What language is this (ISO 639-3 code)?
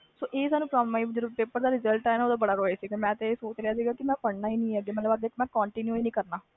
pan